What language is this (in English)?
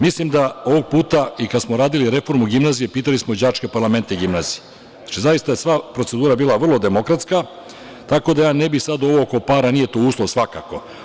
Serbian